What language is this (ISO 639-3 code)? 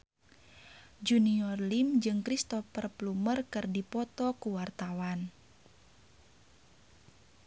sun